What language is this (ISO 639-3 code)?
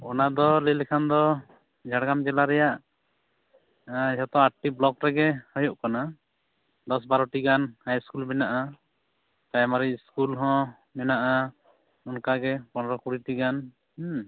sat